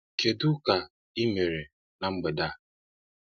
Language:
Igbo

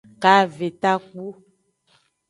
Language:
Aja (Benin)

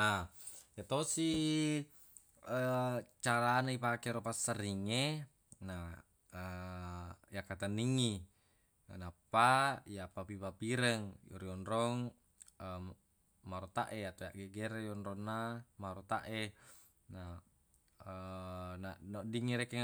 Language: Buginese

